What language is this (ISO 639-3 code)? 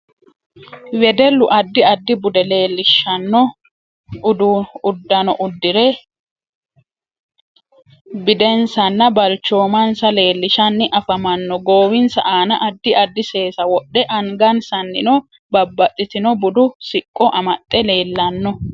sid